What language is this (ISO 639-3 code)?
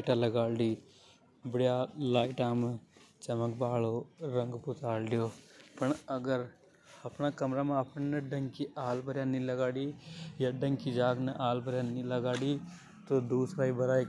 hoj